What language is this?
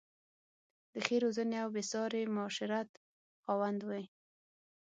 Pashto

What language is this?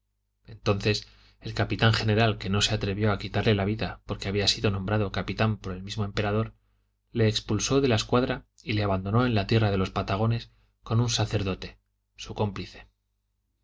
Spanish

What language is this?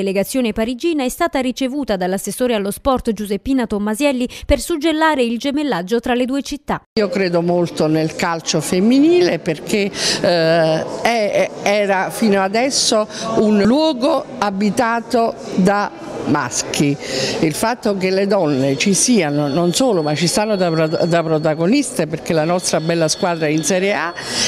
Italian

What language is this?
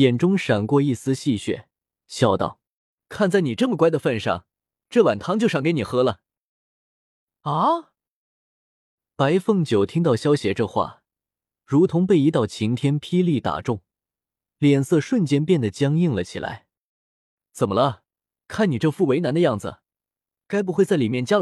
Chinese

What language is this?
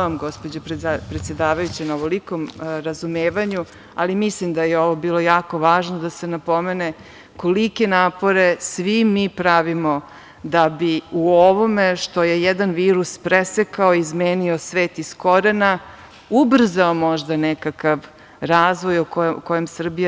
Serbian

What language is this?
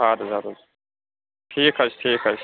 Kashmiri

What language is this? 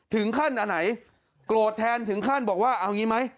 Thai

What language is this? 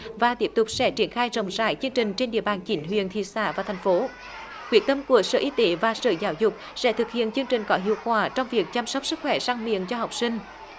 Vietnamese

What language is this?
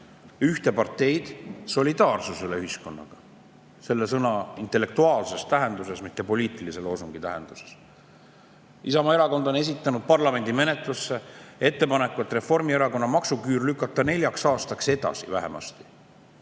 Estonian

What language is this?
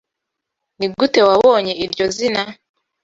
Kinyarwanda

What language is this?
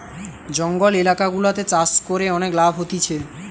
Bangla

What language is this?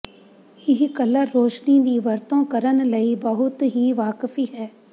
Punjabi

